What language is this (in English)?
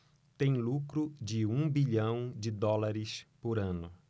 Portuguese